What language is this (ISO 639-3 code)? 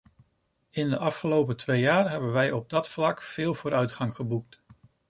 nld